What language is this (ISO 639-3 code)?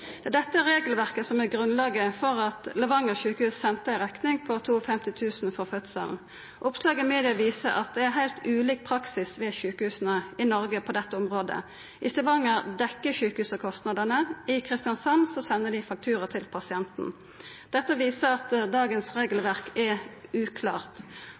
nno